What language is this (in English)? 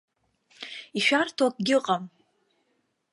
Abkhazian